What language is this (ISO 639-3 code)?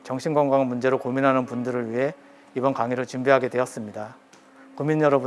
kor